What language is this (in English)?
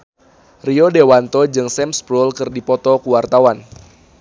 Sundanese